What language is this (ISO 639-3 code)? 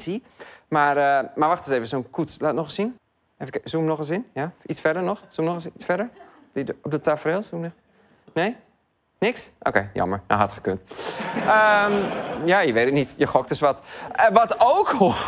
nld